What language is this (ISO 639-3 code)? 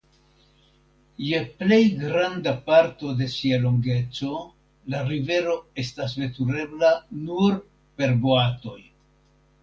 epo